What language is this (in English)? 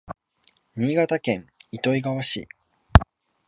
Japanese